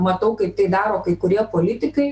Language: Lithuanian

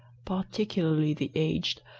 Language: English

